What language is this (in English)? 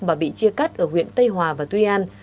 Vietnamese